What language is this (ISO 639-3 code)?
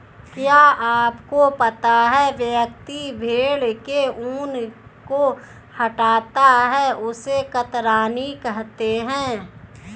hin